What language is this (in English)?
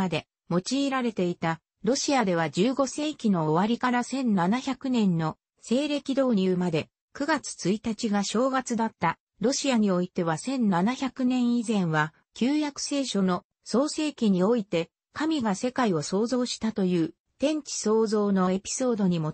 Japanese